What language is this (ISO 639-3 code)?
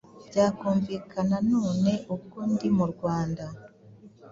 kin